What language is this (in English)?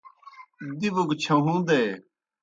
Kohistani Shina